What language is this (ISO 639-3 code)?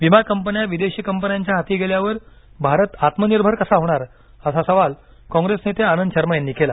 mar